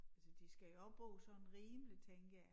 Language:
Danish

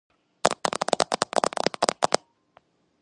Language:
Georgian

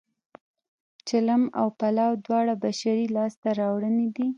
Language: Pashto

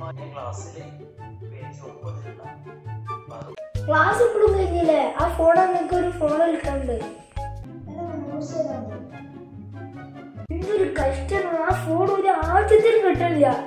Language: Turkish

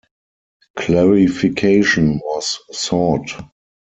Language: English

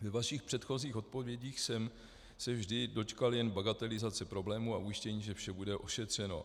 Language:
Czech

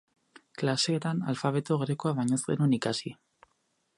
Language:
Basque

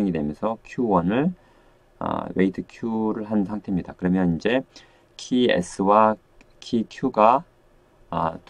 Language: Korean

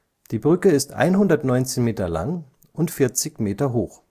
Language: German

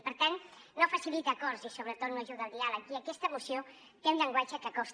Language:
Catalan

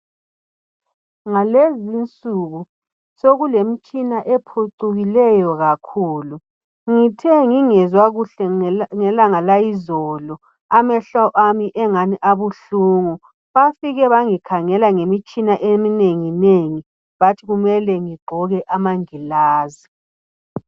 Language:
North Ndebele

